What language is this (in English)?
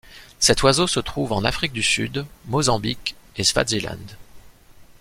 French